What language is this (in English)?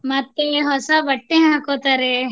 Kannada